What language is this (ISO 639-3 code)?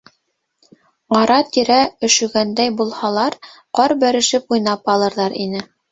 bak